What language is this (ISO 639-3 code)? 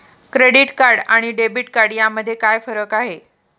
mar